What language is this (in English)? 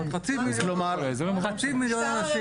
Hebrew